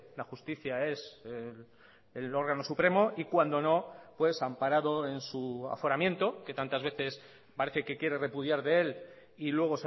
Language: Spanish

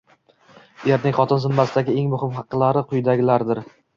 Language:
Uzbek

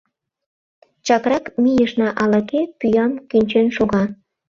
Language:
Mari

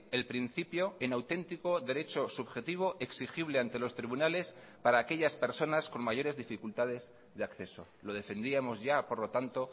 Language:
Spanish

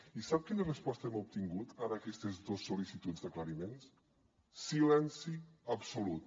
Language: Catalan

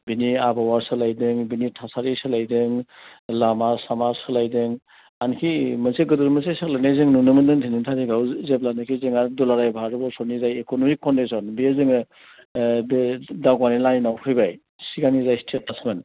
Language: Bodo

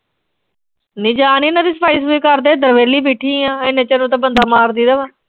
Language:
Punjabi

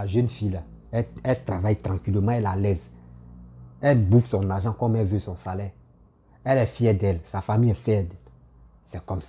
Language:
French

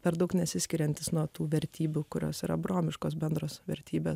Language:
Lithuanian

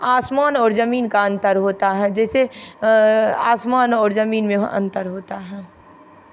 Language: Hindi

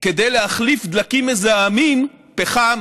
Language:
Hebrew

